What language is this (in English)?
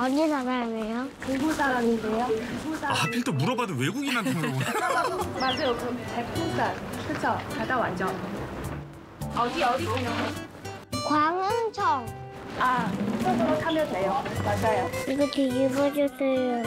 Korean